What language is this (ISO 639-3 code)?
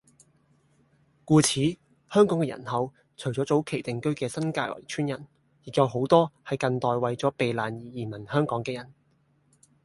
yue